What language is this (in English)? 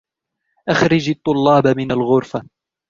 Arabic